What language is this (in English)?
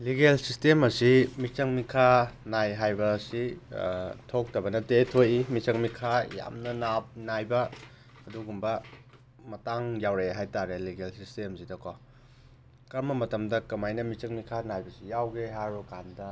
Manipuri